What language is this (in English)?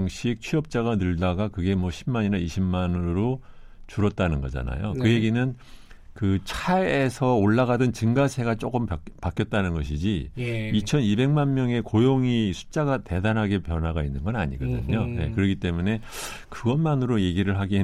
Korean